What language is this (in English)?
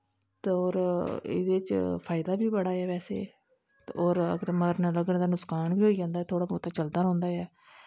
Dogri